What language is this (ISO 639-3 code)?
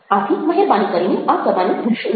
guj